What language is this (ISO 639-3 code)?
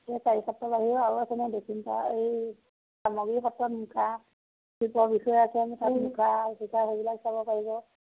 asm